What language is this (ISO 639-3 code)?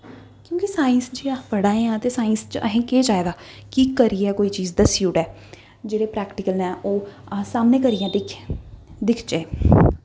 doi